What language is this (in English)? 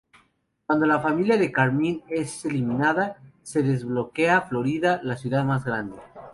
Spanish